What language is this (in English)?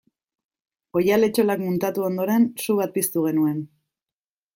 Basque